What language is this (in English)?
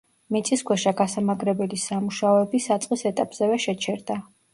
Georgian